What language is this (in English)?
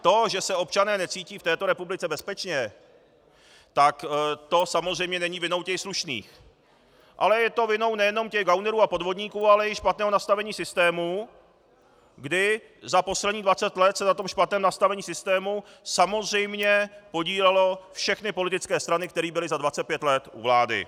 Czech